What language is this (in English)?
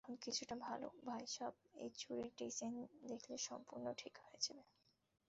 Bangla